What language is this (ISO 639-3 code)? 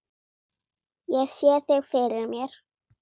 isl